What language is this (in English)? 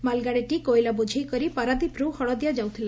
Odia